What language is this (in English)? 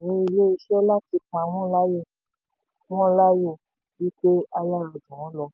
Yoruba